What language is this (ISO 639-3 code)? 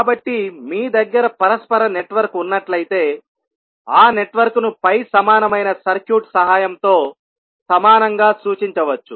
tel